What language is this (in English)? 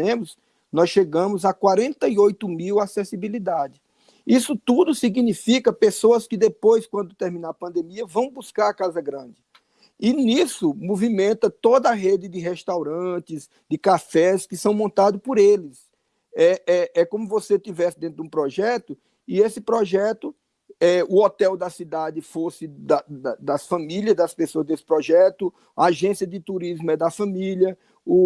Portuguese